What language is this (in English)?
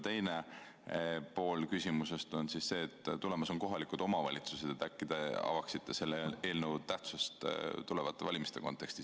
Estonian